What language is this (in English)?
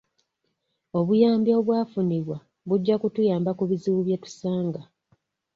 Ganda